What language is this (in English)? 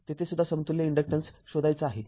Marathi